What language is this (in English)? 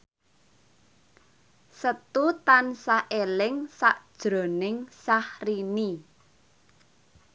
Javanese